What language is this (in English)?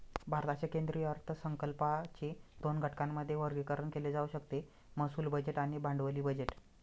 Marathi